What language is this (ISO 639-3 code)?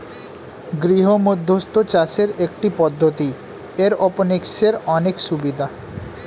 ben